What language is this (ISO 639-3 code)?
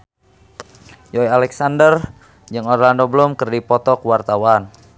sun